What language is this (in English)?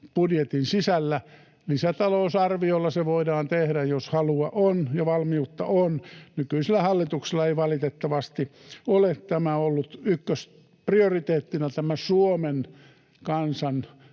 Finnish